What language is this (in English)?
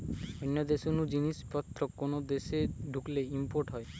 Bangla